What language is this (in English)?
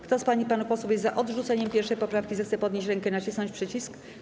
Polish